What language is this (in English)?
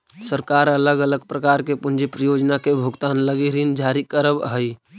Magahi